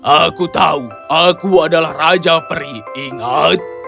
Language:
Indonesian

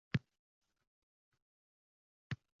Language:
Uzbek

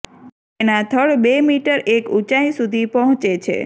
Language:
Gujarati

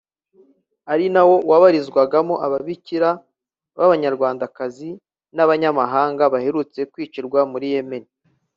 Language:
Kinyarwanda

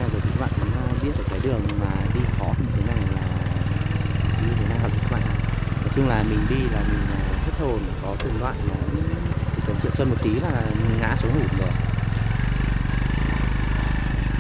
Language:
Vietnamese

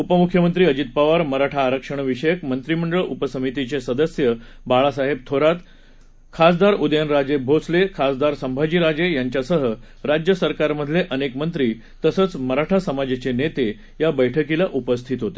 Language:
Marathi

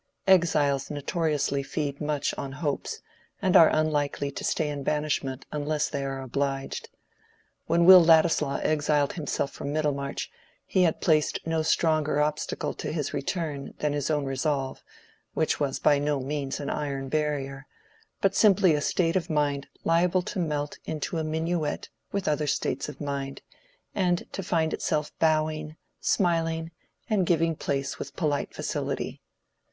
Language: English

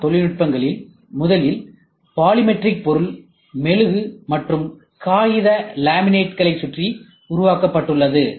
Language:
Tamil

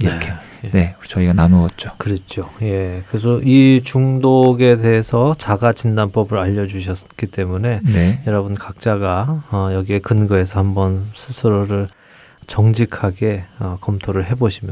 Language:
Korean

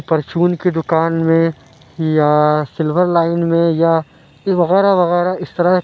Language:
Urdu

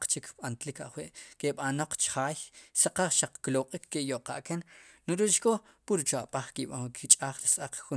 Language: Sipacapense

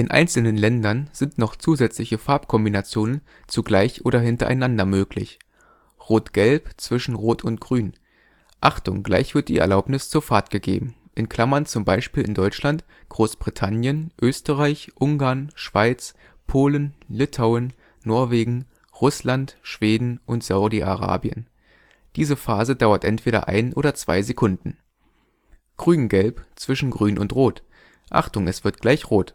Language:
German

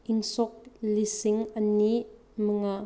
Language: Manipuri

